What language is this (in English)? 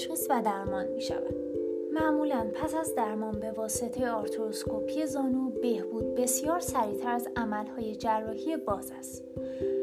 Persian